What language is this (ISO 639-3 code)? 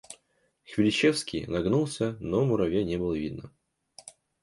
rus